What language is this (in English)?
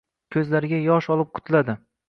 Uzbek